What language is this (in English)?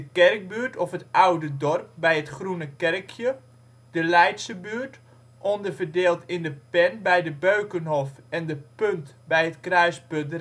Dutch